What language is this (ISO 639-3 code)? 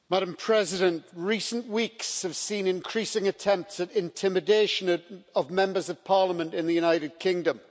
eng